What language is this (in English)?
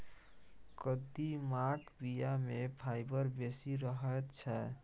Maithili